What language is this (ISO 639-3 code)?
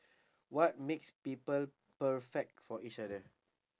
eng